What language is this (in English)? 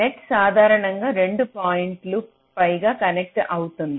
Telugu